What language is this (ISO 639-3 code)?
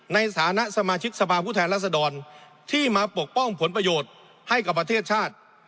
tha